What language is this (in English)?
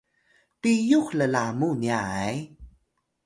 Atayal